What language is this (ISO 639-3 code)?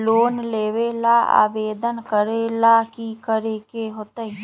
mag